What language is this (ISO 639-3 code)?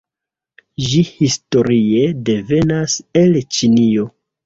epo